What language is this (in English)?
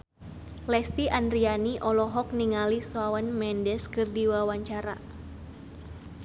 Sundanese